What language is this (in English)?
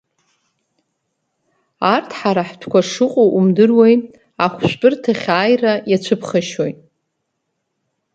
Abkhazian